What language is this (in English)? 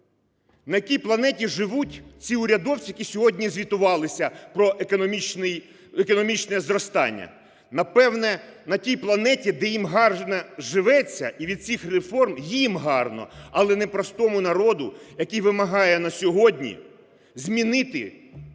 Ukrainian